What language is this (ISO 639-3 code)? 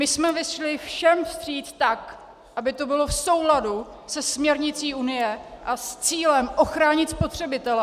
ces